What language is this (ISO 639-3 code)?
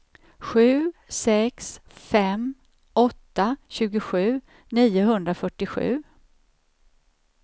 swe